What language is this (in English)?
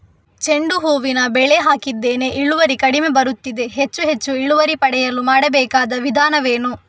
Kannada